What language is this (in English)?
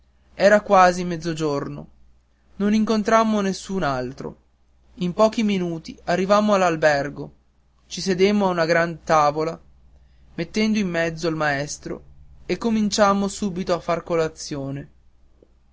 Italian